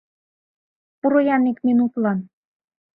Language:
Mari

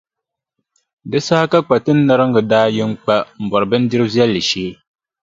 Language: Dagbani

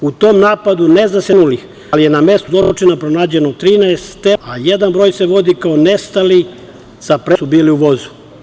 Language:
Serbian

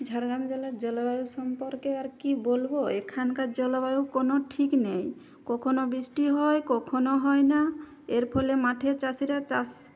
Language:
Bangla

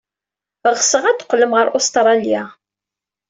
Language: Kabyle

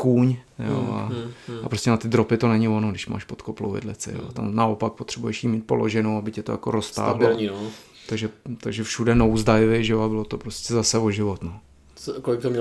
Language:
Czech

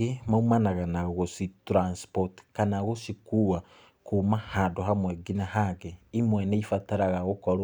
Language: Kikuyu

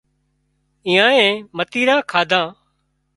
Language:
Wadiyara Koli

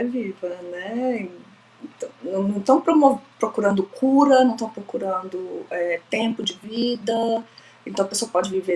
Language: Portuguese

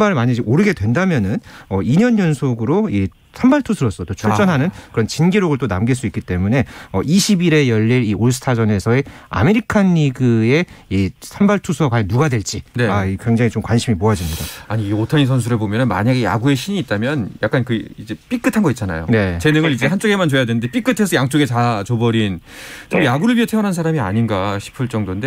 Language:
Korean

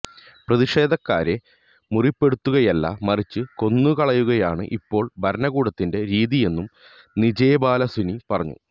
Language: Malayalam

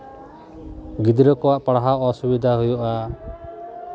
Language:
Santali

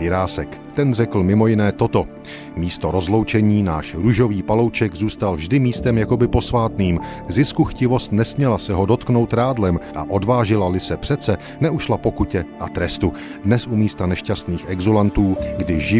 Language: Czech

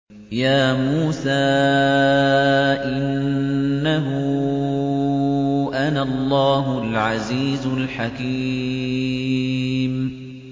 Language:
Arabic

